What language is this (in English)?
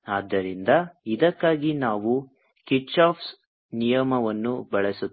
Kannada